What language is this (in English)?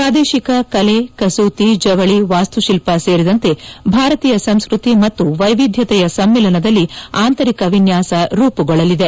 Kannada